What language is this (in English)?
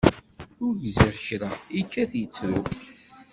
Kabyle